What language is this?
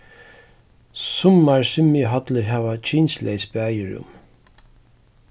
Faroese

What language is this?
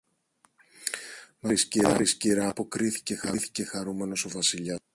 Greek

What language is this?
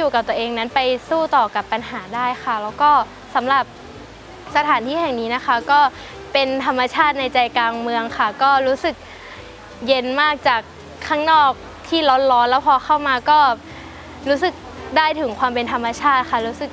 Thai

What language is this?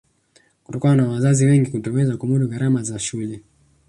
Swahili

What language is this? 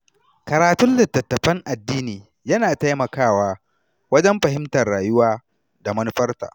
Hausa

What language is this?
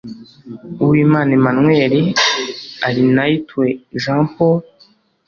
Kinyarwanda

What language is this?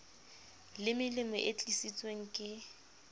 Southern Sotho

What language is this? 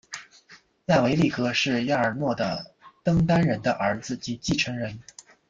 Chinese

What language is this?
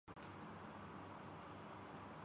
Urdu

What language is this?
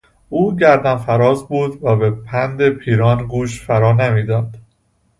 Persian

